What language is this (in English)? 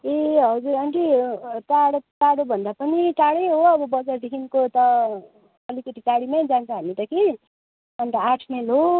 Nepali